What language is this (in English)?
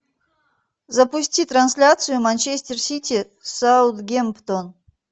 Russian